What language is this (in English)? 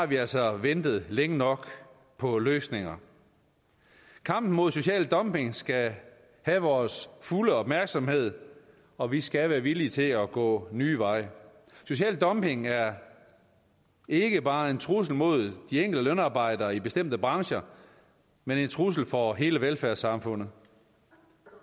Danish